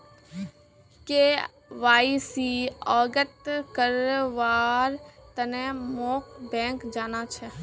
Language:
Magahi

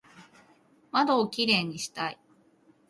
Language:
Japanese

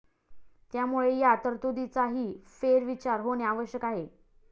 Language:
Marathi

